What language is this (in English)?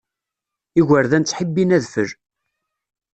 Kabyle